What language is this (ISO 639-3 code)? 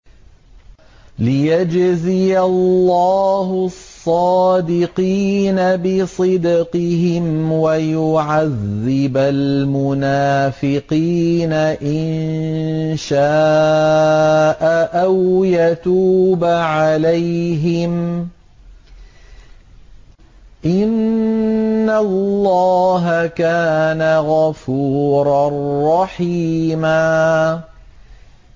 ara